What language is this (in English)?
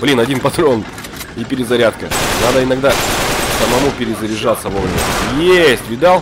Russian